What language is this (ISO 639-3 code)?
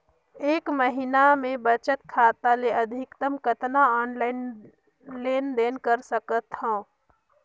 hne